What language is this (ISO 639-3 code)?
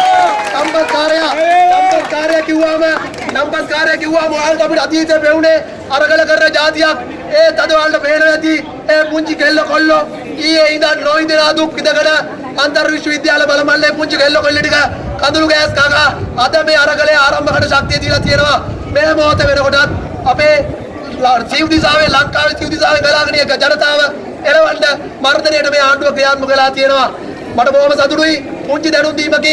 sin